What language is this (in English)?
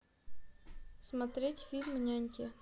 Russian